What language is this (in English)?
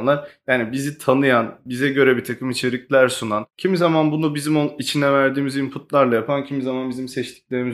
Turkish